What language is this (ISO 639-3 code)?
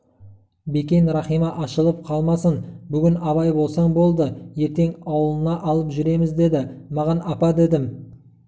kaz